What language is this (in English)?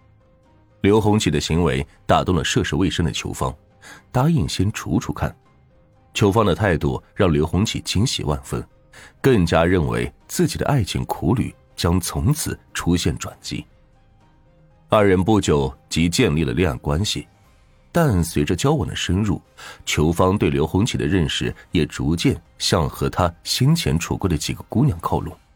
Chinese